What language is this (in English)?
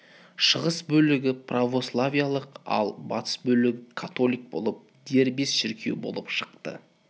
Kazakh